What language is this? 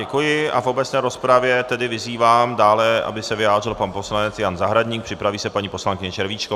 Czech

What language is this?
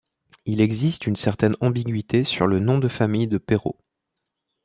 French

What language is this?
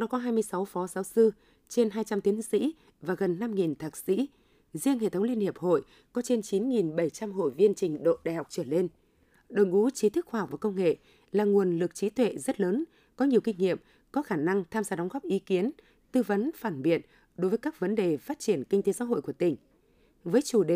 Vietnamese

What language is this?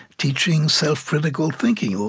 English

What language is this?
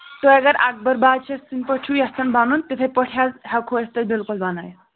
Kashmiri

